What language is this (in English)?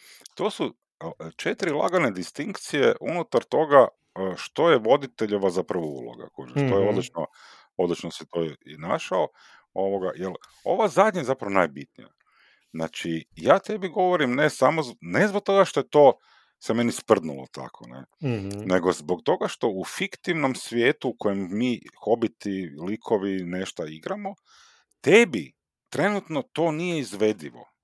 Croatian